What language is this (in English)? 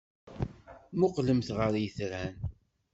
Kabyle